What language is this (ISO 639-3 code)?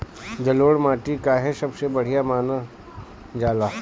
bho